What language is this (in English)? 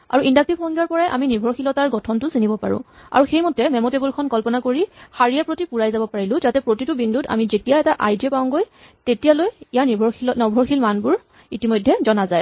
Assamese